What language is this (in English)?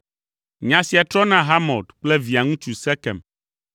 Ewe